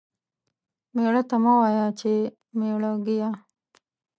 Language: Pashto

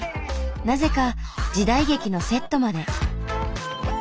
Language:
Japanese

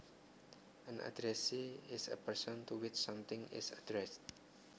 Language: Javanese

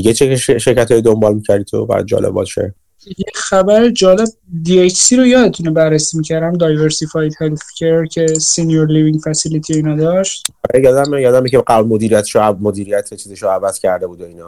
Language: Persian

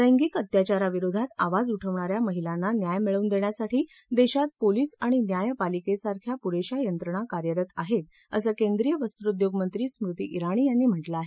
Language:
Marathi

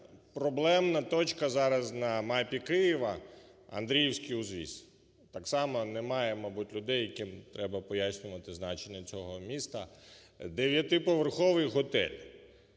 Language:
Ukrainian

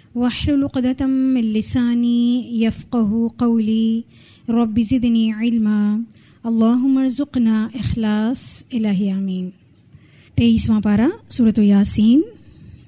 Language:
Arabic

